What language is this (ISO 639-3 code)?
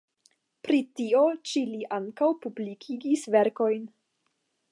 epo